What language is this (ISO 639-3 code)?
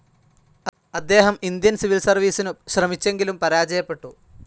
mal